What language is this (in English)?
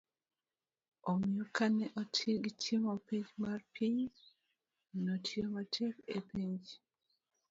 Luo (Kenya and Tanzania)